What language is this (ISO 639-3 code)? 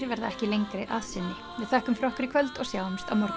isl